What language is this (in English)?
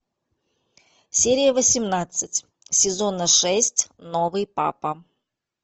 Russian